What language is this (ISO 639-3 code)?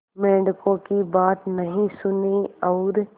hin